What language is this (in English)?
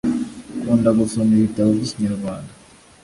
Kinyarwanda